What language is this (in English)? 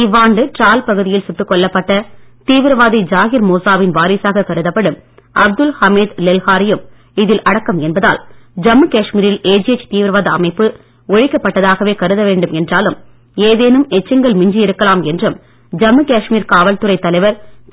Tamil